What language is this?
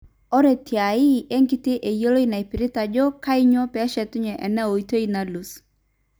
Masai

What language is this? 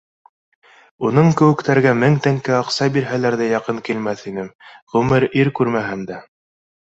Bashkir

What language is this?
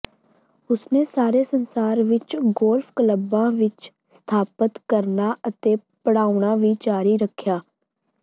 Punjabi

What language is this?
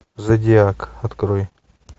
Russian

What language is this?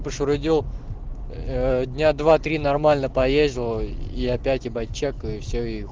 Russian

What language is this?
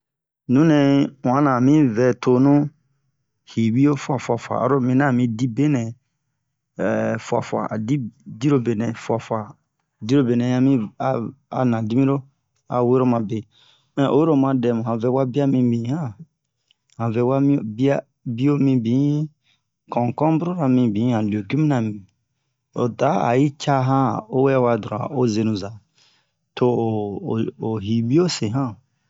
Bomu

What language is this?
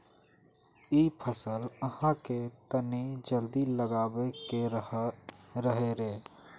Magahi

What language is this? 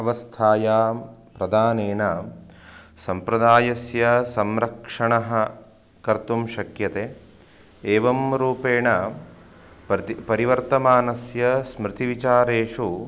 Sanskrit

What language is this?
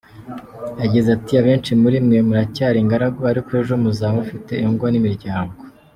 Kinyarwanda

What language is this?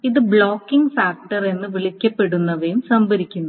Malayalam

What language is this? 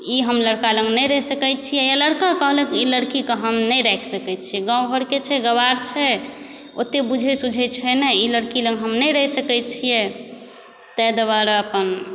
Maithili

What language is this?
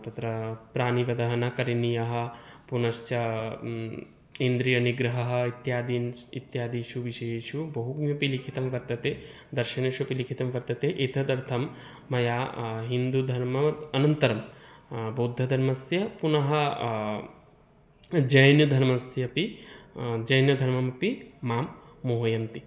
Sanskrit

